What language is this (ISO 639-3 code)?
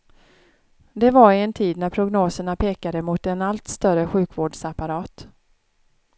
swe